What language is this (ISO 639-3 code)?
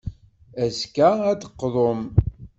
kab